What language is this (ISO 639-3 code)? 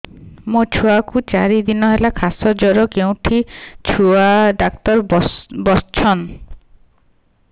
ori